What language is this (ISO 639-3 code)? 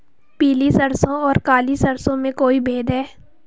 hin